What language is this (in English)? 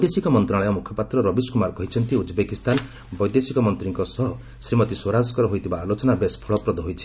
Odia